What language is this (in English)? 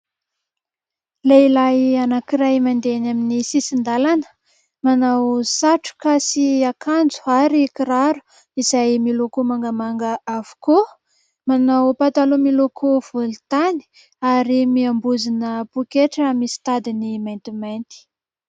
Malagasy